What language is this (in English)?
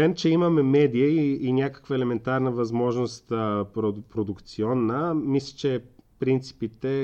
Bulgarian